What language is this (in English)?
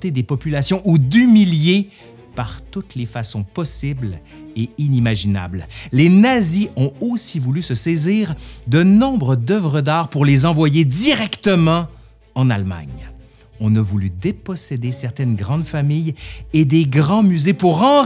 French